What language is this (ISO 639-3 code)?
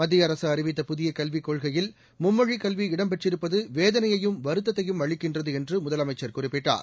tam